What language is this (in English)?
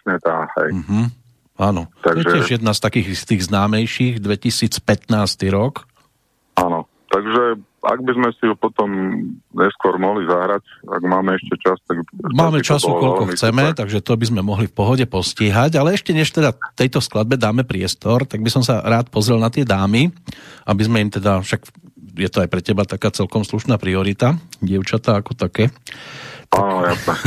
Slovak